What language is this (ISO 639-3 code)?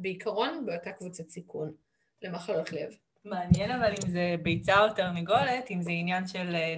heb